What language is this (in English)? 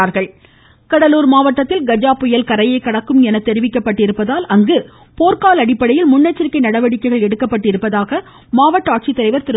Tamil